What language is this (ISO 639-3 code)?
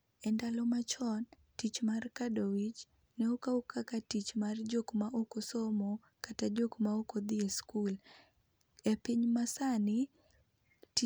luo